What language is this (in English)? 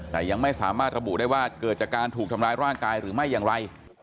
Thai